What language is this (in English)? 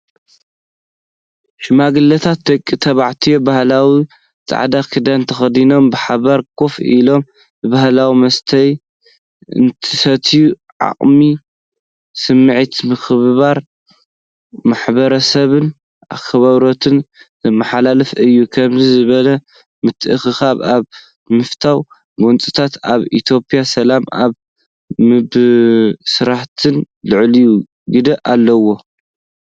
Tigrinya